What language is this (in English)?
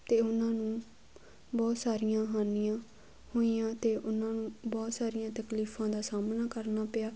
Punjabi